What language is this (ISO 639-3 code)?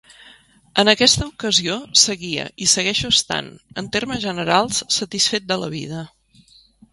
cat